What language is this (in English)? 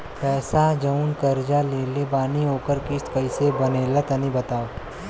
Bhojpuri